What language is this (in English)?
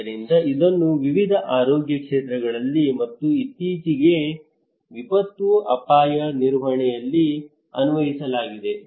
Kannada